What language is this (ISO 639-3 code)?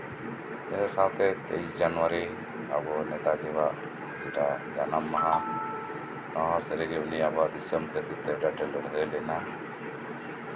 sat